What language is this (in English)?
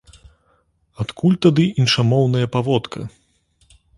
Belarusian